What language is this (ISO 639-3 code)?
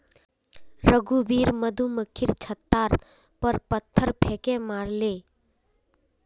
mag